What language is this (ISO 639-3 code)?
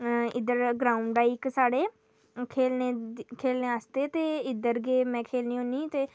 doi